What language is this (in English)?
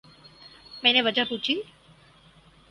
Urdu